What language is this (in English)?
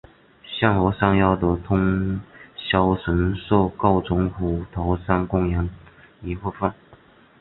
Chinese